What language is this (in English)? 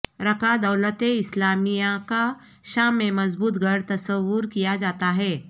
Urdu